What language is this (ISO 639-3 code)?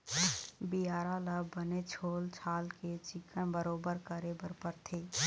hne